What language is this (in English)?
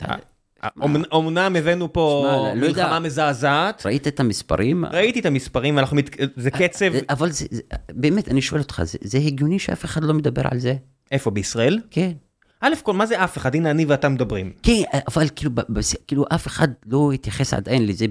Hebrew